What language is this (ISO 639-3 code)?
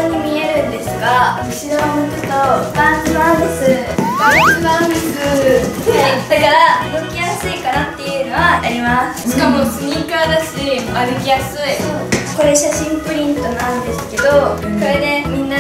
jpn